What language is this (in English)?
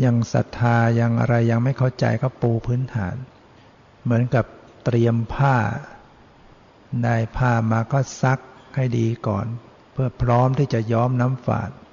Thai